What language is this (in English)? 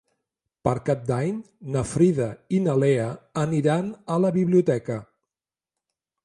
Catalan